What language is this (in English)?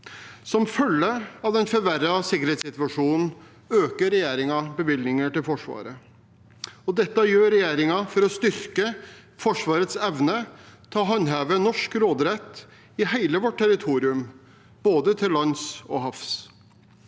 Norwegian